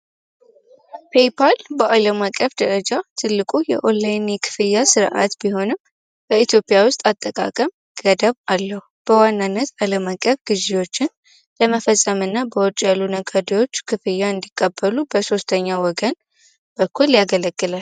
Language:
Amharic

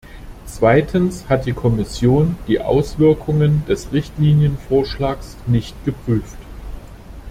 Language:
German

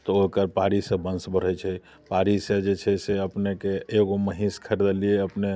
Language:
Maithili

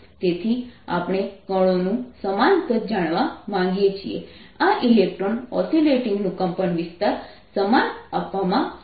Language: Gujarati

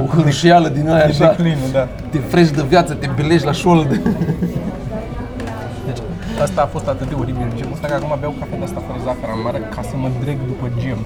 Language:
Romanian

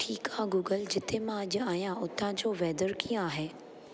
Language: Sindhi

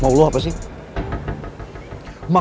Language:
Indonesian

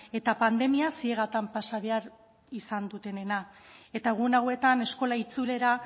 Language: Basque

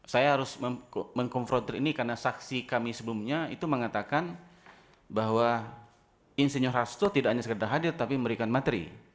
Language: Indonesian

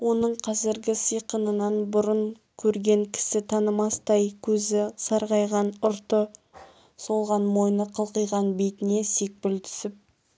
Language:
Kazakh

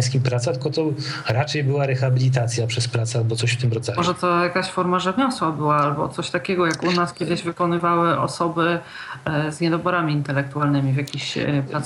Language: Polish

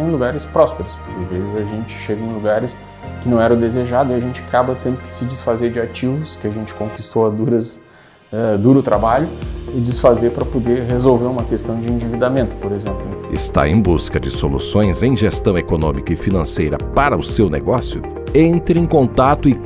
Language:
Portuguese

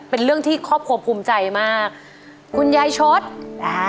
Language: Thai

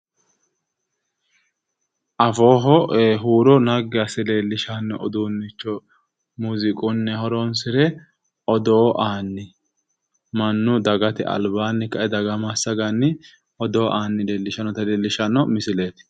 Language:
Sidamo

